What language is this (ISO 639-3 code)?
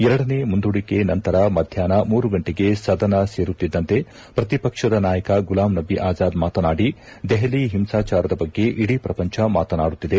kan